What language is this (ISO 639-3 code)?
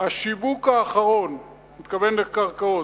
heb